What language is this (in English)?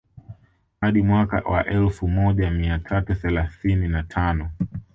Swahili